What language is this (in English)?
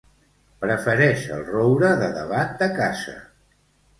Catalan